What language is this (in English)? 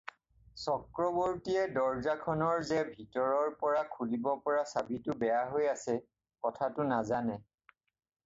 Assamese